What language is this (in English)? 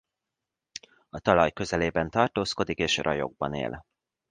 Hungarian